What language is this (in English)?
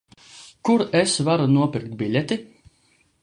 Latvian